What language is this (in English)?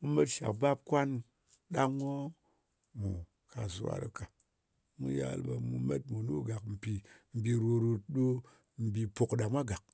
Ngas